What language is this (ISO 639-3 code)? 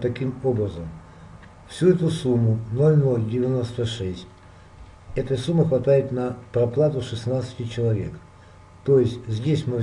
rus